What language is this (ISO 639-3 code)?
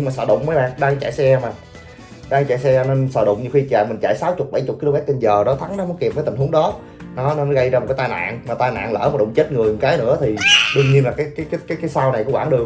vie